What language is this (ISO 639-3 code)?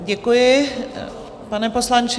ces